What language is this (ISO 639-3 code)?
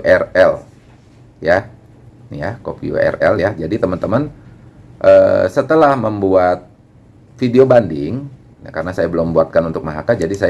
ind